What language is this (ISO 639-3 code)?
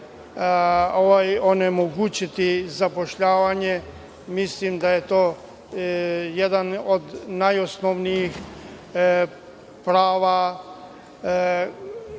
srp